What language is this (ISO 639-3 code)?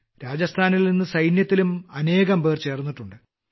mal